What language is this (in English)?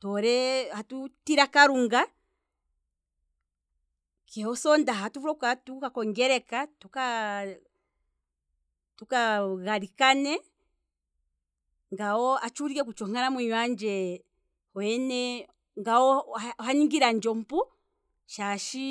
Kwambi